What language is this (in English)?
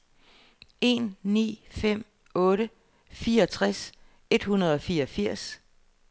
Danish